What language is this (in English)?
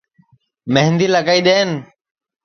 Sansi